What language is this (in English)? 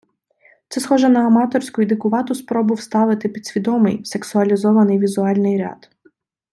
Ukrainian